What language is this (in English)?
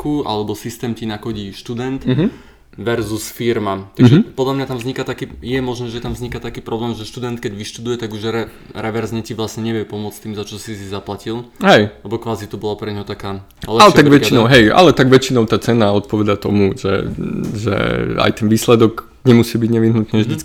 Slovak